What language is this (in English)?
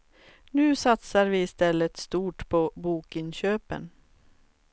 Swedish